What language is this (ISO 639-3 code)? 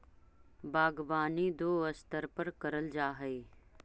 mag